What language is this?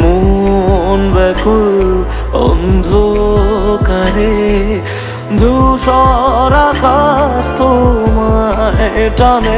Arabic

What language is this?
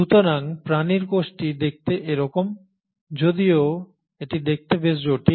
Bangla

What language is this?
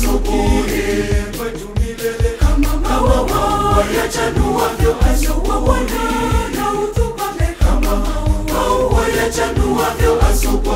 Romanian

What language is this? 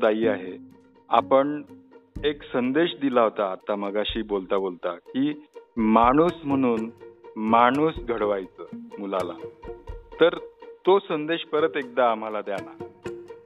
Marathi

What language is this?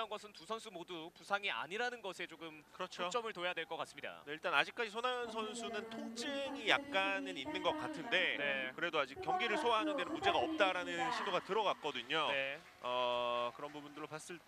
Korean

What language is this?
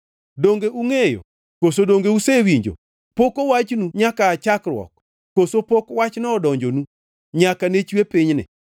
Luo (Kenya and Tanzania)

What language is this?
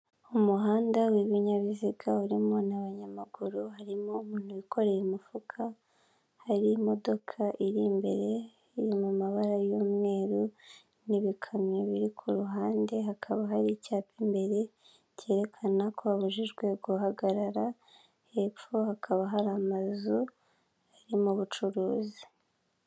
Kinyarwanda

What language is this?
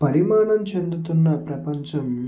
Telugu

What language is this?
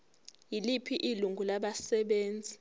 Zulu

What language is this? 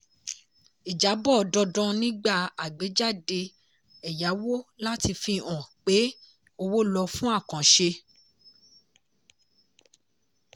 Yoruba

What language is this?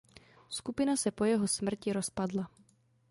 Czech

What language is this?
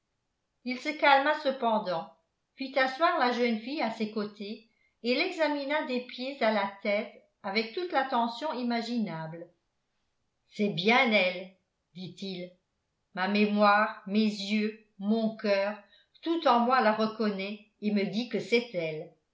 French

